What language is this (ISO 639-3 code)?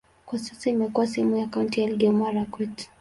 swa